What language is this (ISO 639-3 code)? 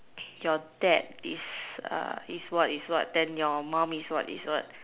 eng